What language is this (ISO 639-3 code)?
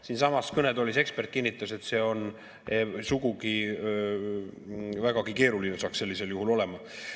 est